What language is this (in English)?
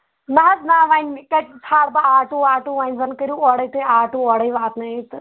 Kashmiri